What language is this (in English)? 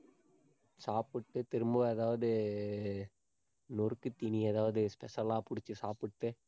Tamil